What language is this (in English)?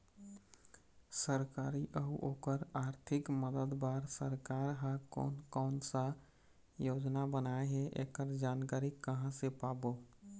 Chhattisgarhi